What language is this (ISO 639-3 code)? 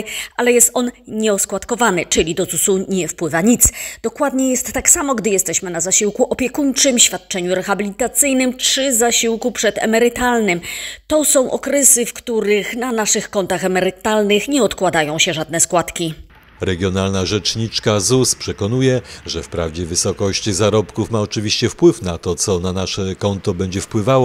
pol